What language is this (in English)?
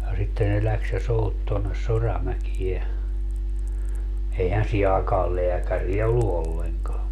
Finnish